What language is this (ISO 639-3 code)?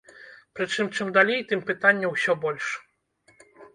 bel